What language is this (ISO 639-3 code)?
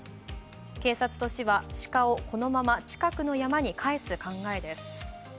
jpn